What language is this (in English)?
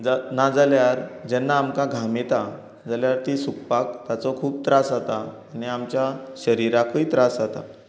Konkani